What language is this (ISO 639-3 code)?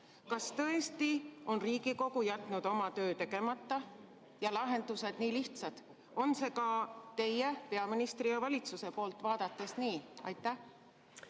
est